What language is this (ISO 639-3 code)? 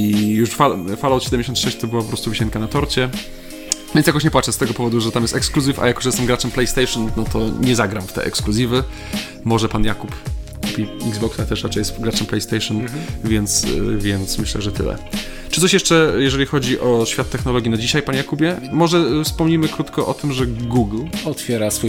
pol